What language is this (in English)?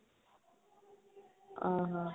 Odia